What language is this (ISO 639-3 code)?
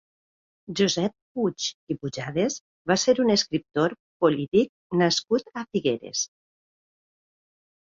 cat